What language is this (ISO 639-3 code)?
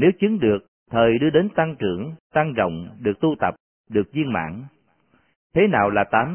vie